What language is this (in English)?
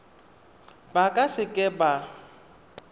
Tswana